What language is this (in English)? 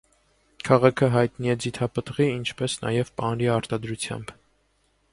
Armenian